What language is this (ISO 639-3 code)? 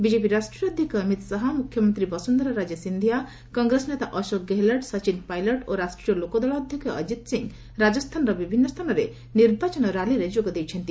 ori